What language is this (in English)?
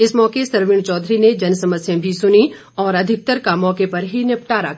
Hindi